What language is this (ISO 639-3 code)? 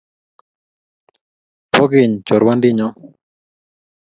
kln